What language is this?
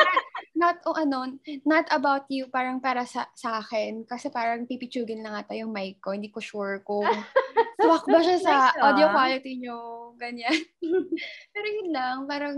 Filipino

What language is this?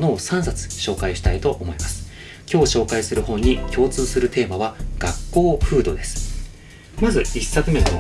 Japanese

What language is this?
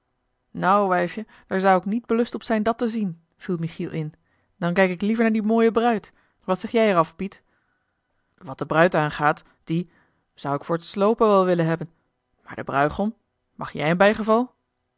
Dutch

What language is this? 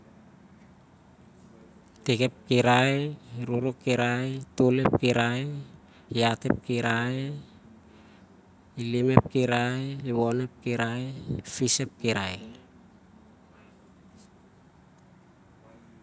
Siar-Lak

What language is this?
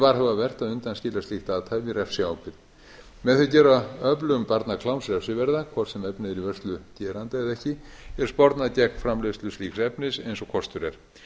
Icelandic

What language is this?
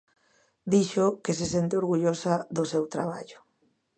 Galician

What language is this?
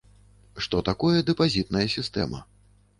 Belarusian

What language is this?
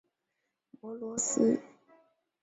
Chinese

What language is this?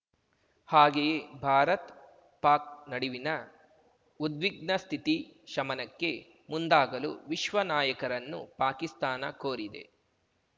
Kannada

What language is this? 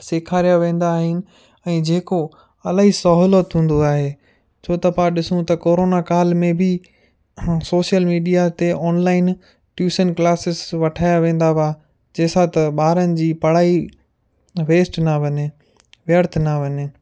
Sindhi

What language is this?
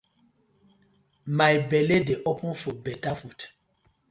Nigerian Pidgin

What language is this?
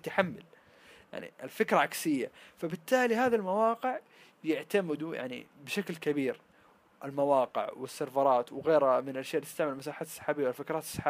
Arabic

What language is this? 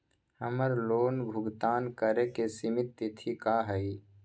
Magahi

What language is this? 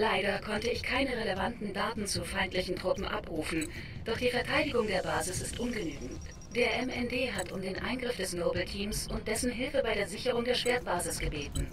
German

